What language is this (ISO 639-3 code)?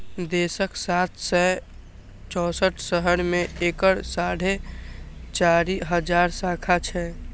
mai